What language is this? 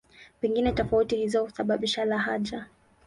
Swahili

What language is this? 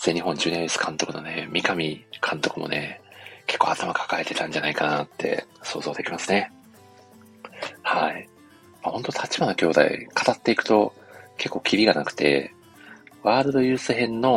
Japanese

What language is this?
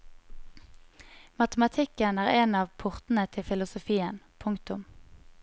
Norwegian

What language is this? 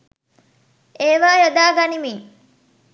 Sinhala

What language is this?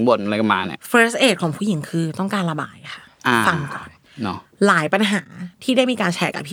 Thai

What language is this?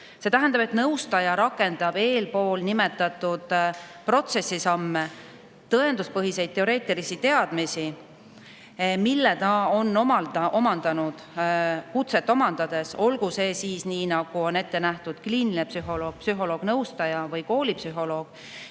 Estonian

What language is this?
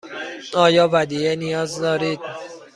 Persian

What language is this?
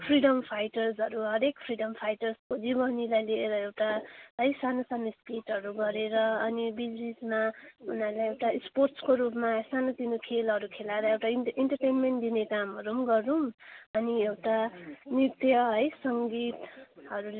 Nepali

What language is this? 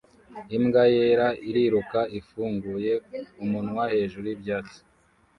Kinyarwanda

